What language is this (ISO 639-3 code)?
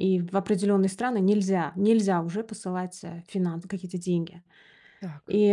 rus